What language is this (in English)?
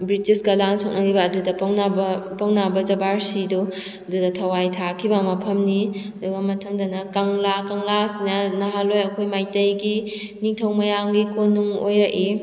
Manipuri